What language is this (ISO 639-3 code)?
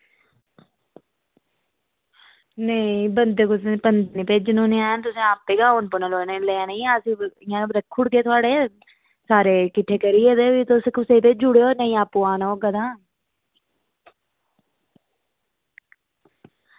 doi